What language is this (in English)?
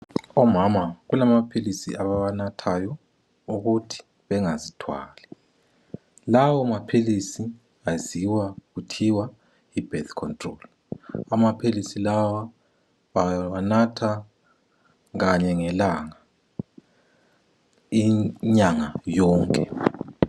North Ndebele